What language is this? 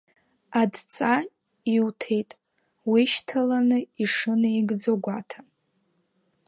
Abkhazian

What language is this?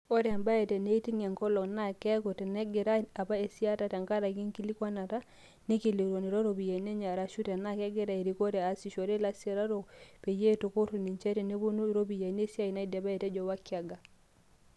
Masai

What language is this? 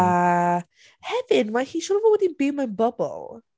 Welsh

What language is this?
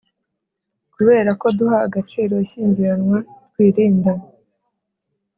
Kinyarwanda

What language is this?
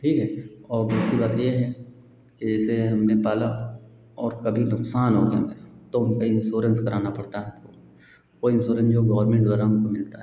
Hindi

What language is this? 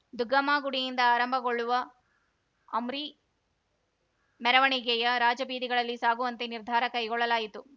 Kannada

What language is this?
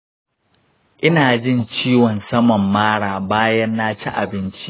Hausa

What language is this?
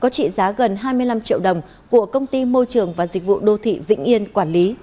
Vietnamese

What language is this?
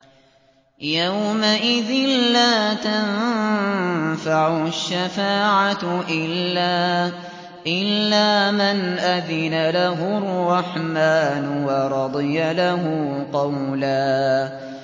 Arabic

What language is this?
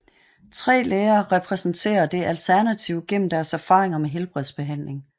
Danish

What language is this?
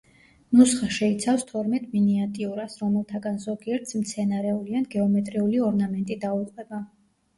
Georgian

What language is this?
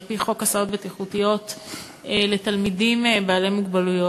Hebrew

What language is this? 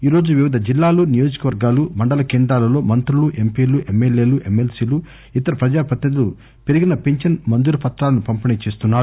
Telugu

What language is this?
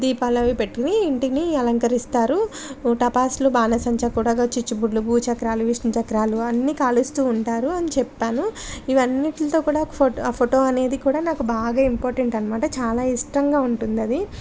Telugu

